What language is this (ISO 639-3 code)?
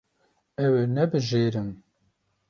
kur